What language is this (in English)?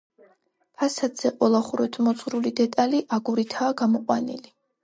Georgian